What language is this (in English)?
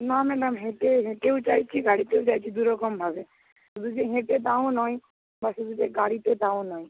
Bangla